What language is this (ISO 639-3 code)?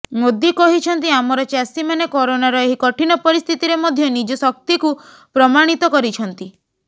ori